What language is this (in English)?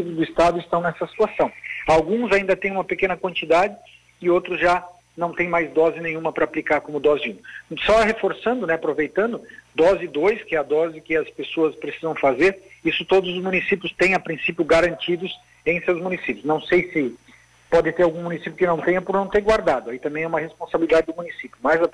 Portuguese